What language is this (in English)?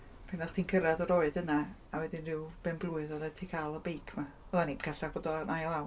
Welsh